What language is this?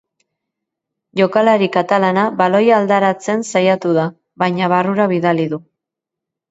Basque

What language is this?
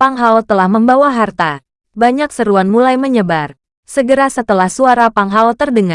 Indonesian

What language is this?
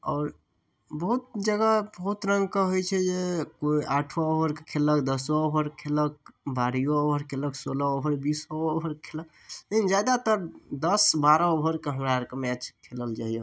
Maithili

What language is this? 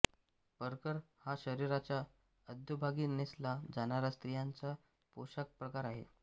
Marathi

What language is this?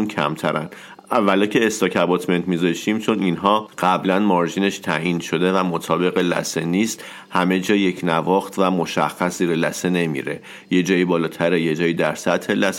Persian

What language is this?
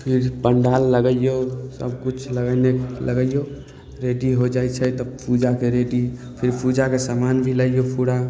Maithili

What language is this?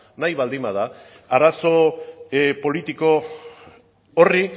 Basque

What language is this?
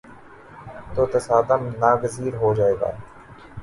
Urdu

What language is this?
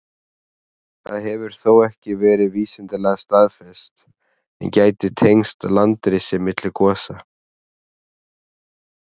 Icelandic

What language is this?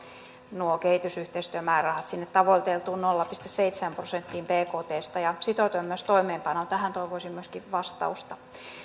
Finnish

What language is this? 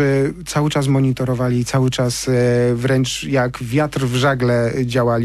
Polish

